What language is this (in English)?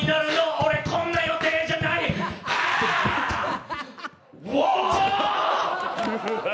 Japanese